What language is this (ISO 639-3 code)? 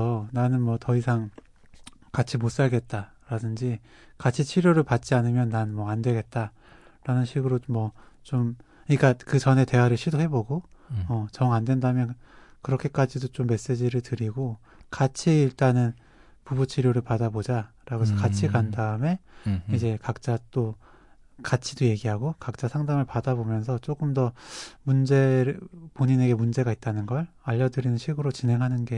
kor